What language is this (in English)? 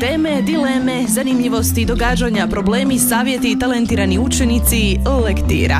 Croatian